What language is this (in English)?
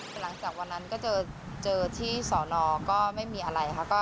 Thai